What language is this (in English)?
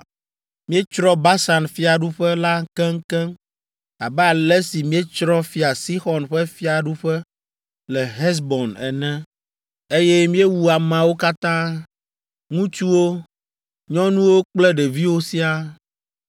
Ewe